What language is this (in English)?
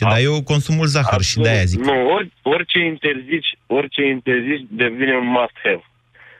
Romanian